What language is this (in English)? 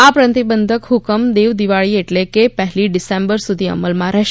Gujarati